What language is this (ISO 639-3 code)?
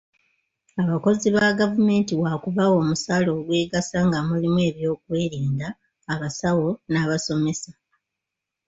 lug